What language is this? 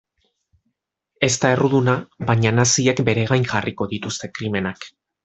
Basque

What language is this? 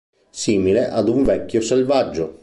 Italian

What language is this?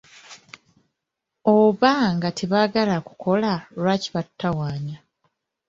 Ganda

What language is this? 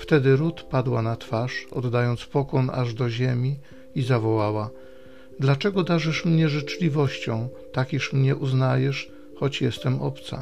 Polish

